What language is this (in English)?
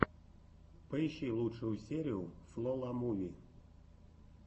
Russian